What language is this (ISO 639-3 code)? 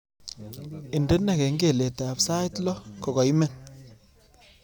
kln